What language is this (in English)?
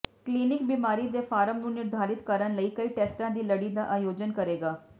Punjabi